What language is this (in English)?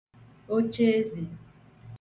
Igbo